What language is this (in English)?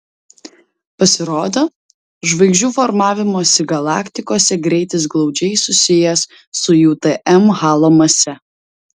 Lithuanian